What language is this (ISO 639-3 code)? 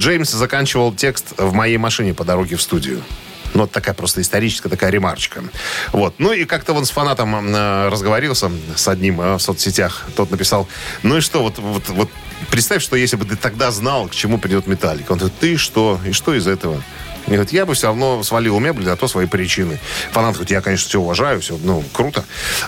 rus